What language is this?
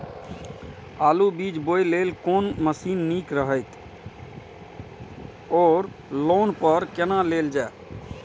Maithili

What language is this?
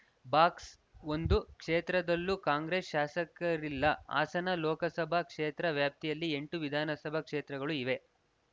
Kannada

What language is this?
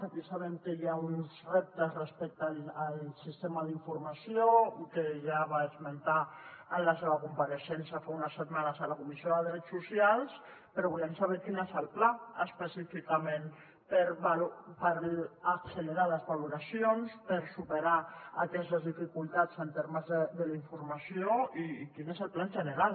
Catalan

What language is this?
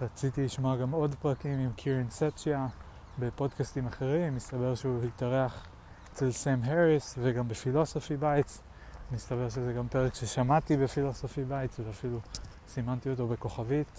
Hebrew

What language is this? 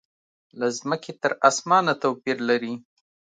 Pashto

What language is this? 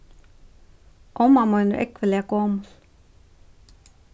Faroese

